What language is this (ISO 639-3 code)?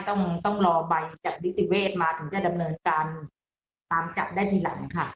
tha